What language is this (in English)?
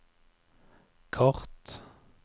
Norwegian